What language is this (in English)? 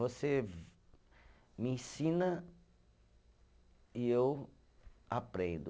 Portuguese